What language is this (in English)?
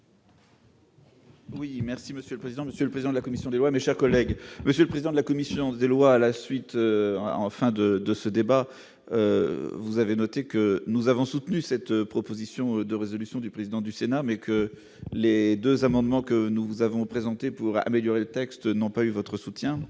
French